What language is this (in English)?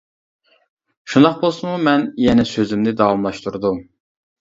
Uyghur